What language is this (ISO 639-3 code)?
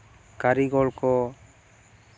sat